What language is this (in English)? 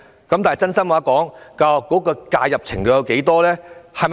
Cantonese